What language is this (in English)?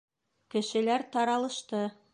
Bashkir